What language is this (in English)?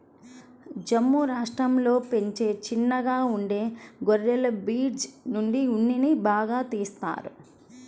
Telugu